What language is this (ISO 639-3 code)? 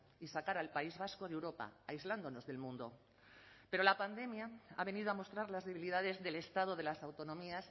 spa